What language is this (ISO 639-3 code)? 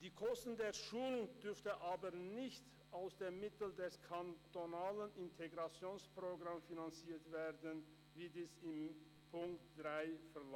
gsw